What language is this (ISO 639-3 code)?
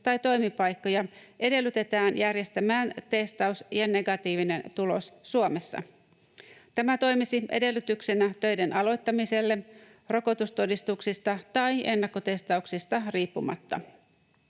fin